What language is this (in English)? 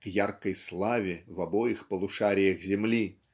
Russian